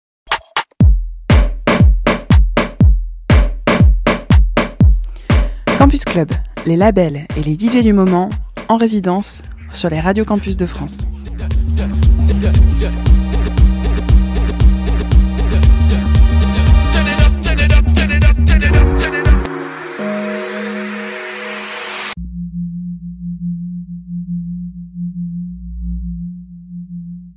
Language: French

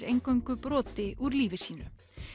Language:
Icelandic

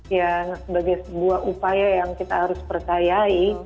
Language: Indonesian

